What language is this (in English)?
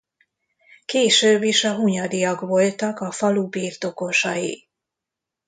Hungarian